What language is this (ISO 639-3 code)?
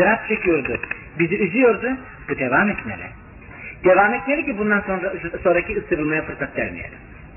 tur